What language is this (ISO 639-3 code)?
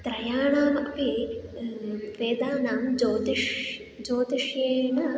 san